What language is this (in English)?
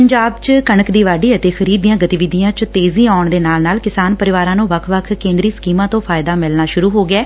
Punjabi